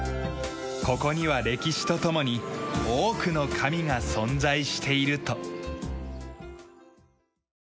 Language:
Japanese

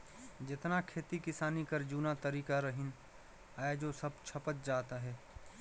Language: Chhattisgarhi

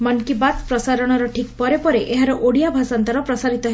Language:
Odia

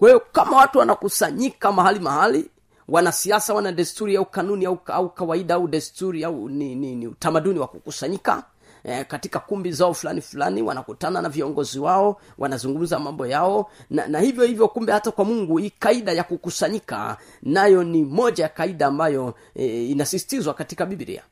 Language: Swahili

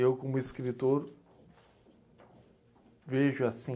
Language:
Portuguese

